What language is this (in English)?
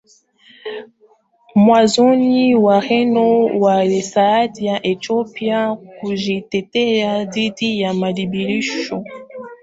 Swahili